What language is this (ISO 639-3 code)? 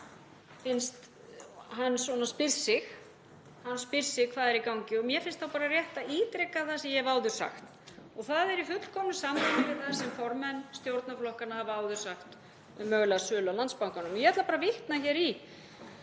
isl